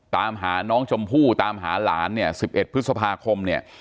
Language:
Thai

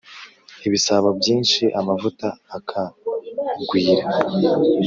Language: Kinyarwanda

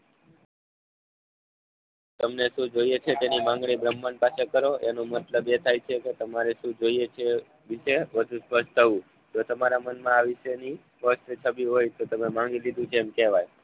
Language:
Gujarati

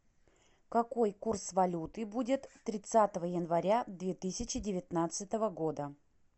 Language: Russian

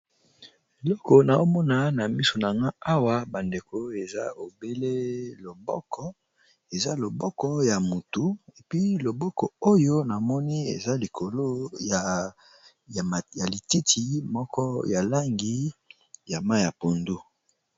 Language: Lingala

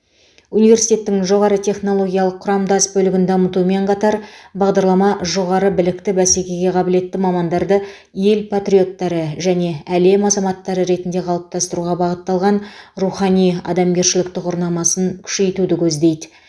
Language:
Kazakh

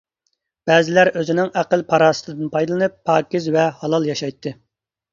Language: Uyghur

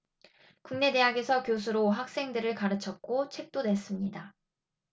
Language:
Korean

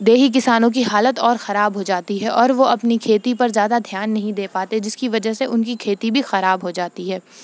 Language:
Urdu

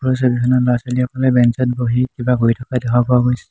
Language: Assamese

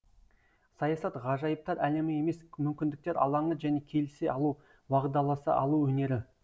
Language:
Kazakh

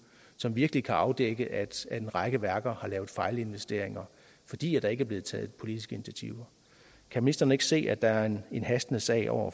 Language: Danish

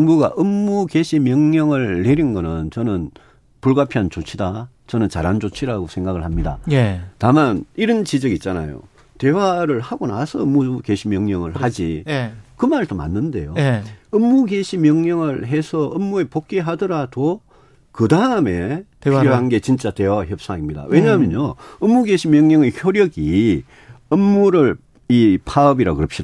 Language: Korean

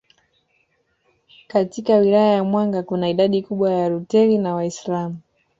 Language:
Swahili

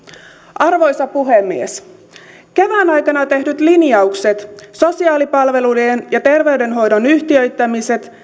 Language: Finnish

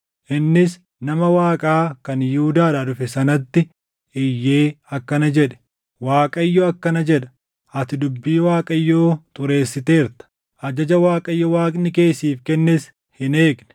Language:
Oromo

